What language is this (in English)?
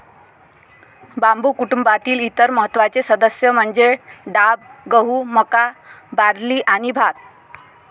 Marathi